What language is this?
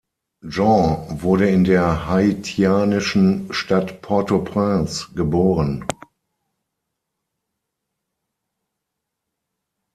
German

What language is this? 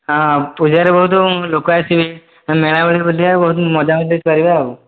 Odia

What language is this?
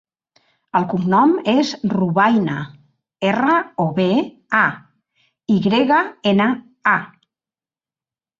Catalan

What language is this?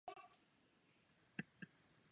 Chinese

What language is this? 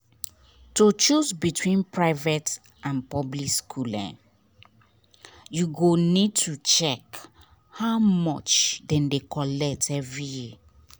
Nigerian Pidgin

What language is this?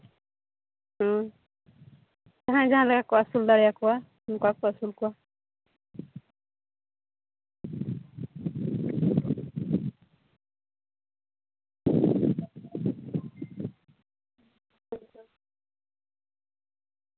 Santali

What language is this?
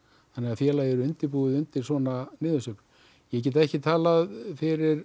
Icelandic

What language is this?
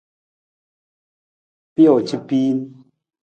Nawdm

